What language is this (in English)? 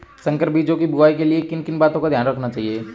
Hindi